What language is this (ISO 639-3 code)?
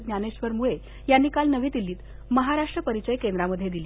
mar